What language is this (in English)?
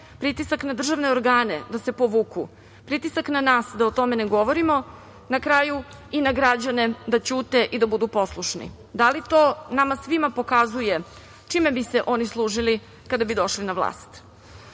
Serbian